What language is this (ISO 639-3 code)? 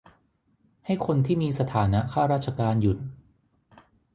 tha